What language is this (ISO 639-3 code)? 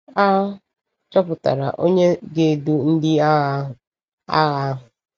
ibo